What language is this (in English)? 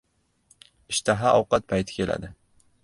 Uzbek